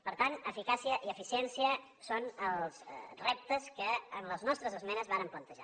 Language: Catalan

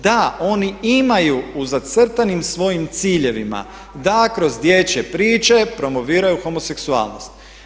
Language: Croatian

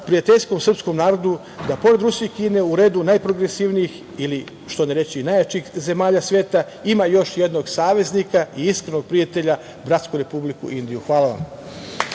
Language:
Serbian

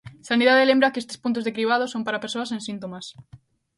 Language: Galician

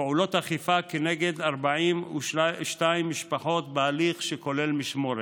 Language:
Hebrew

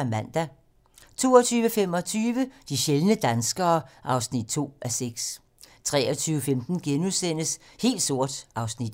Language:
Danish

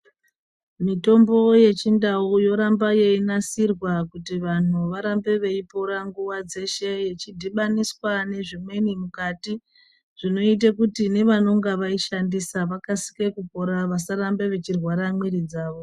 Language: Ndau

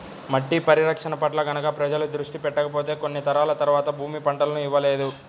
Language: Telugu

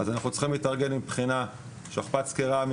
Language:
Hebrew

